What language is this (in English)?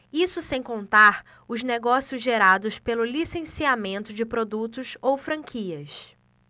Portuguese